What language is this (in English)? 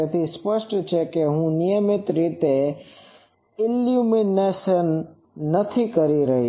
Gujarati